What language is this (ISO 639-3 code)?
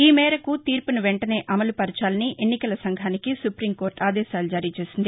tel